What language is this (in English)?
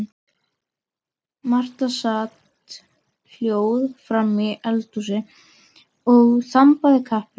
Icelandic